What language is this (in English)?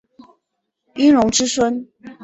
Chinese